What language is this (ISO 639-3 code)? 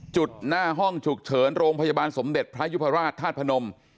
tha